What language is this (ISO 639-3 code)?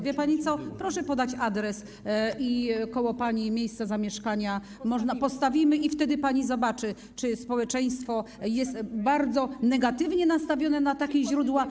pol